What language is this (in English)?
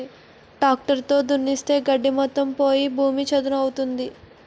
Telugu